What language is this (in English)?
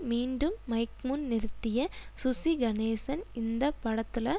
Tamil